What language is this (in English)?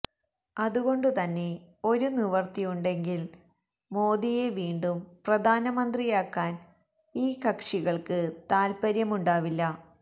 Malayalam